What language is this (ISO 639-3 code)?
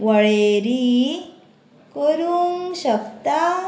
kok